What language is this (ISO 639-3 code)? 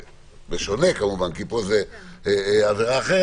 heb